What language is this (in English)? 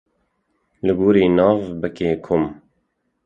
Kurdish